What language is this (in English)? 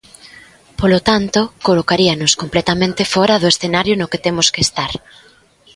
Galician